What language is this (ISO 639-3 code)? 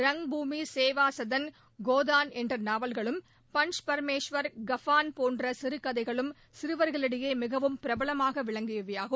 tam